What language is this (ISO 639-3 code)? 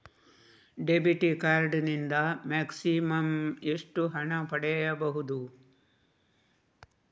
kan